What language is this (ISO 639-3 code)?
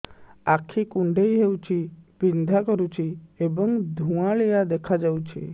ori